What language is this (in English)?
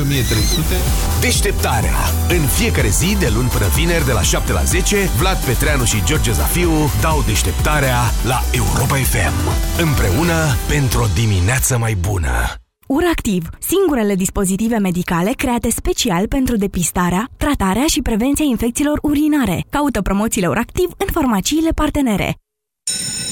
Romanian